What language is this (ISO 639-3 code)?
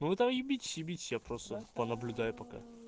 rus